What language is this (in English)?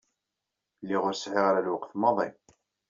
Kabyle